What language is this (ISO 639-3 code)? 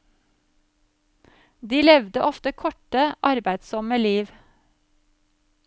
nor